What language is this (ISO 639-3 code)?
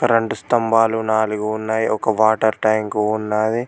tel